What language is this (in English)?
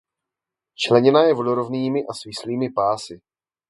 Czech